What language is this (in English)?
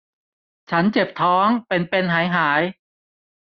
Thai